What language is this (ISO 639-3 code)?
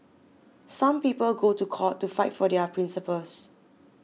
eng